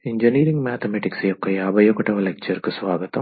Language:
Telugu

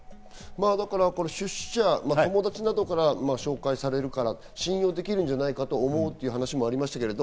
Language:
Japanese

